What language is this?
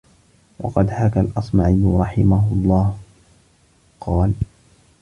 Arabic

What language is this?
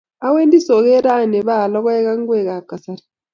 Kalenjin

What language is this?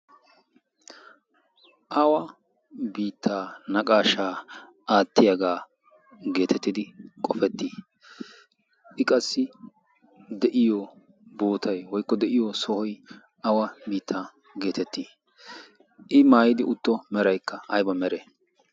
Wolaytta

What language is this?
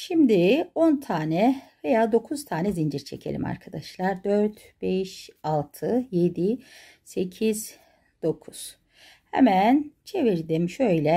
Turkish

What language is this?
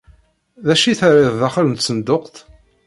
Kabyle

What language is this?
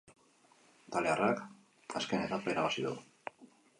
Basque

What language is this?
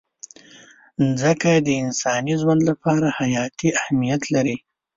Pashto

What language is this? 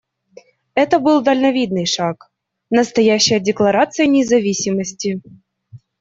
Russian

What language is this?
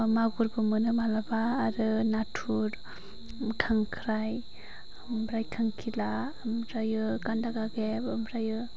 Bodo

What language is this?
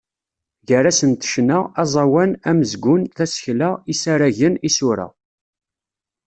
Kabyle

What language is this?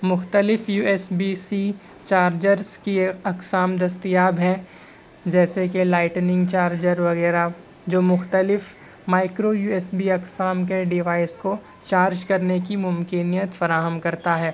Urdu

